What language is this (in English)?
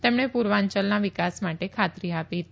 Gujarati